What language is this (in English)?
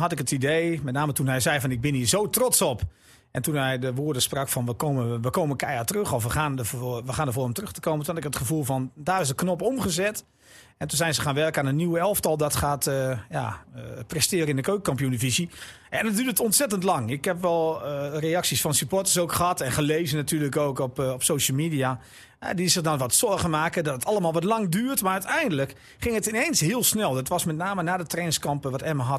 Dutch